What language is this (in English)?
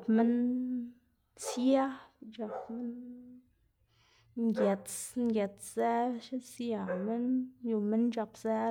Xanaguía Zapotec